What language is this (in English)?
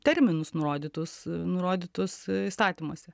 Lithuanian